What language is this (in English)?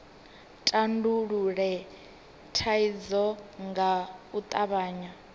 Venda